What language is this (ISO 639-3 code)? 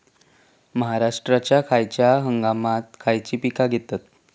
mar